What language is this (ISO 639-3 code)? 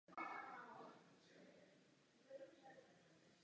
ces